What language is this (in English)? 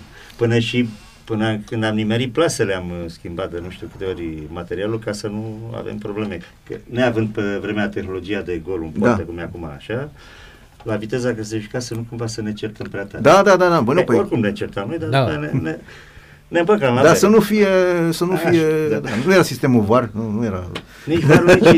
Romanian